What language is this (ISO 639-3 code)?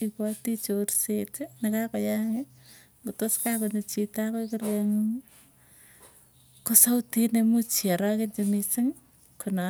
tuy